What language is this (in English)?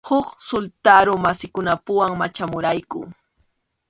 Arequipa-La Unión Quechua